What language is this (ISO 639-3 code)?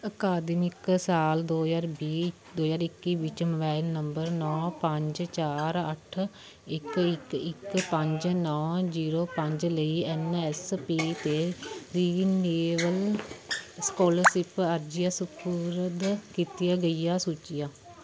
pan